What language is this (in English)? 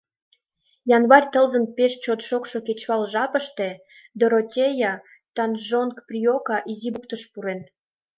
Mari